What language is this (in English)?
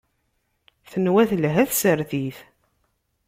Kabyle